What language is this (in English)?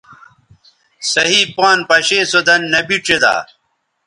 Bateri